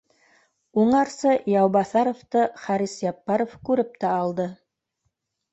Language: Bashkir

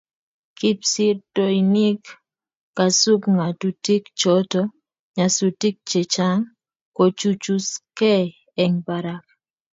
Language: Kalenjin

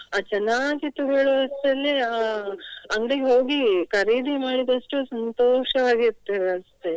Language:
Kannada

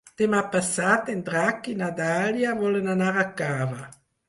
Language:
Catalan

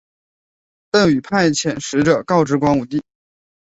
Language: Chinese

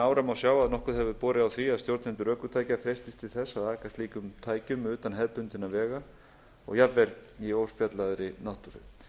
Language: Icelandic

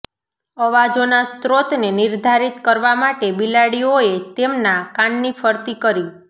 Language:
Gujarati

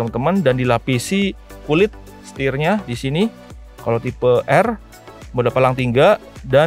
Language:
Indonesian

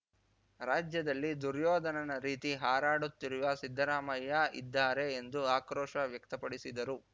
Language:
Kannada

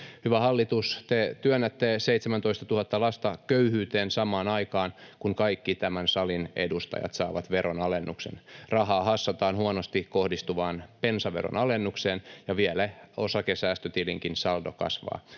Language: Finnish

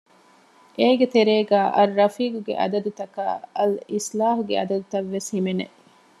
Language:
Divehi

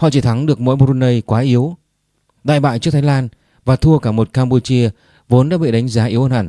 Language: Vietnamese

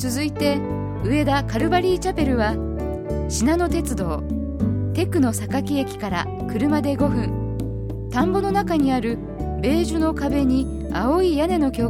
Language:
Japanese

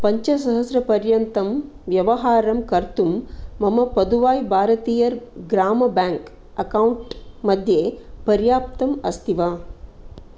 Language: Sanskrit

